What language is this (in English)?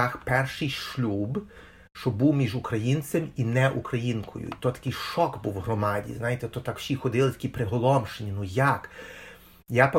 Ukrainian